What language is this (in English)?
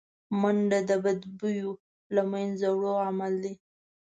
Pashto